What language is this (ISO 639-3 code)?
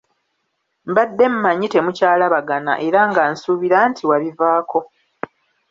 lug